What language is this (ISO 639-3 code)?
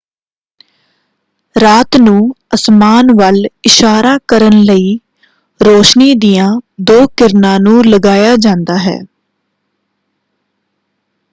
pan